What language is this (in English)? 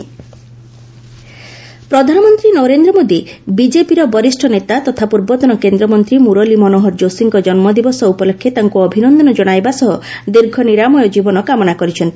Odia